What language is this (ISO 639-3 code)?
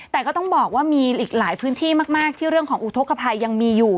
tha